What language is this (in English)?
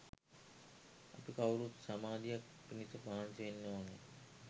Sinhala